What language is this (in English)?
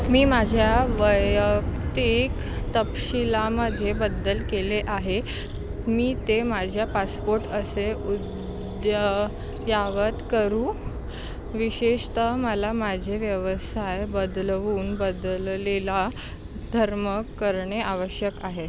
Marathi